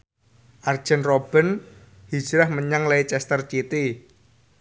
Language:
Javanese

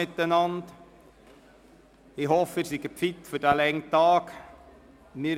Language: Swiss German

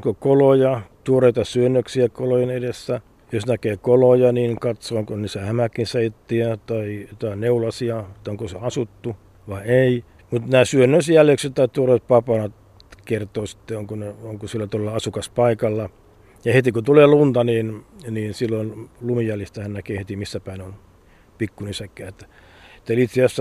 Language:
Finnish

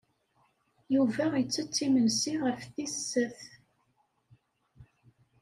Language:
Kabyle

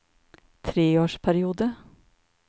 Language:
Norwegian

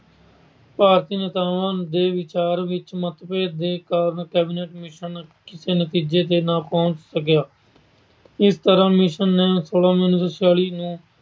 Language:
Punjabi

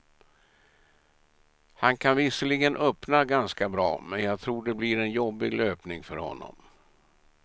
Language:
Swedish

